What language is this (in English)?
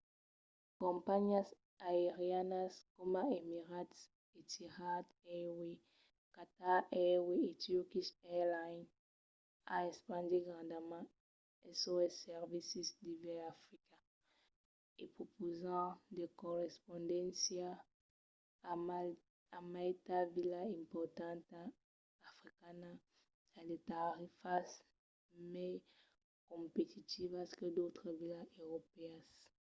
Occitan